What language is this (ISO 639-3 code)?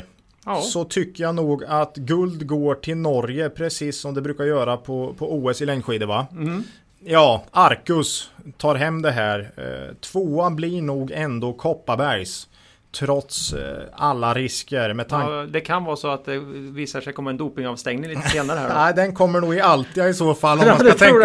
swe